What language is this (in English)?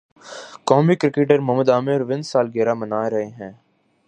Urdu